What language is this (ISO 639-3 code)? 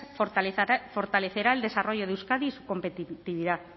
spa